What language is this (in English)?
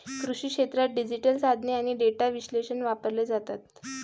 Marathi